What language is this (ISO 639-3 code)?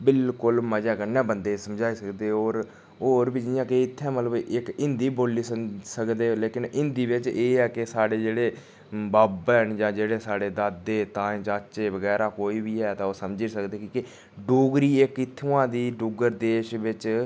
doi